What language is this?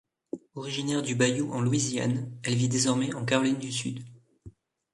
French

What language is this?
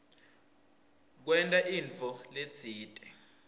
Swati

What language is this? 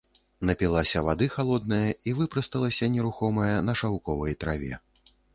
Belarusian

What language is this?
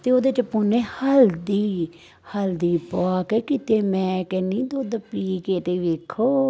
Punjabi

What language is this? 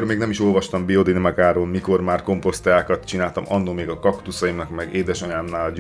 Hungarian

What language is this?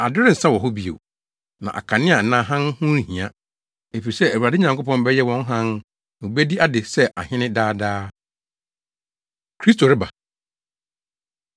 Akan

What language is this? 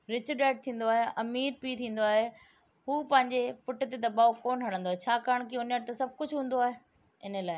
Sindhi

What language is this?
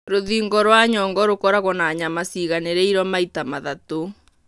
Kikuyu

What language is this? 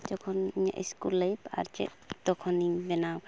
Santali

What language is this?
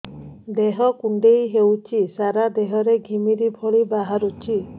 Odia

